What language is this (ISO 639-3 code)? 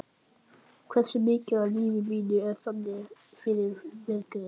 isl